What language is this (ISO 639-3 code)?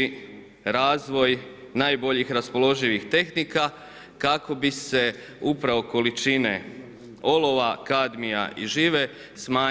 hrv